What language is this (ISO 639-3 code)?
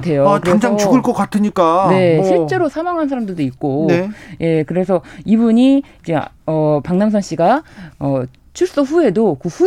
kor